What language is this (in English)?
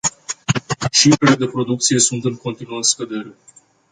Romanian